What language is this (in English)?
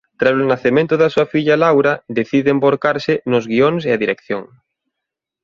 Galician